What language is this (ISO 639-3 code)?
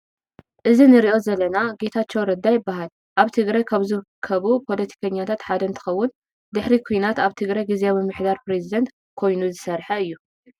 tir